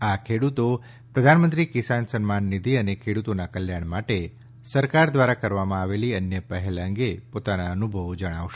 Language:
Gujarati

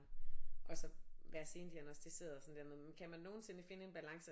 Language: Danish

